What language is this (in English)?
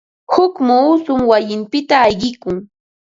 Ambo-Pasco Quechua